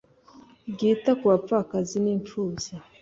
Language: Kinyarwanda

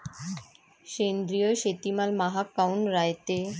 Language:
Marathi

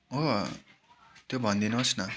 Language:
Nepali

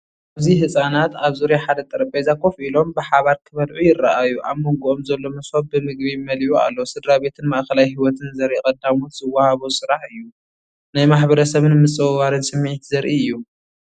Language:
Tigrinya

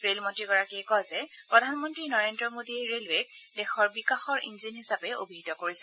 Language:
Assamese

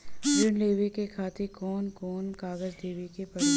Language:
Bhojpuri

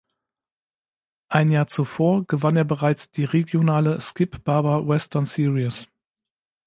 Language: German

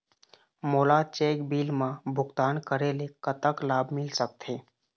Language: Chhattisgarhi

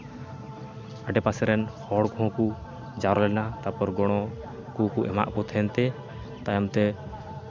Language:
Santali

